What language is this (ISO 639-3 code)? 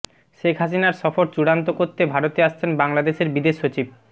ben